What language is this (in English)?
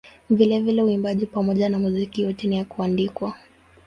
Swahili